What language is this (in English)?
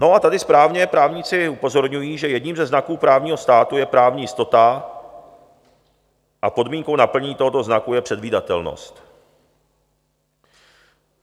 Czech